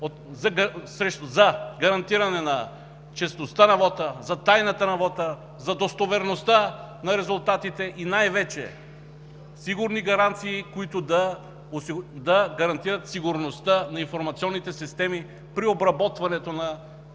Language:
Bulgarian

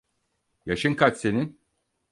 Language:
Turkish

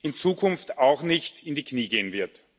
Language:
German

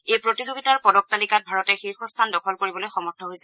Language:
Assamese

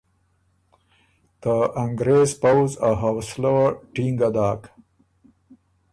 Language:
Ormuri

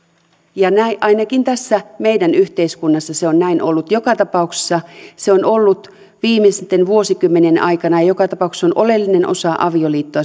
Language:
Finnish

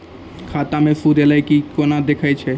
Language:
Maithili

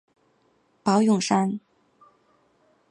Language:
Chinese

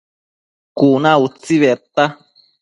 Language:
Matsés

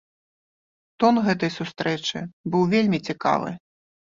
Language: Belarusian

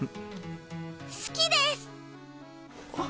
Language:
Japanese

